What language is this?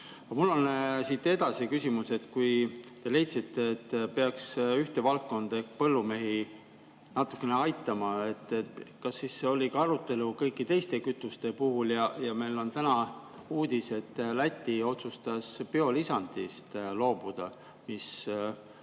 Estonian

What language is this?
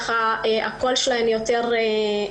Hebrew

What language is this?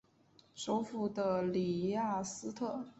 Chinese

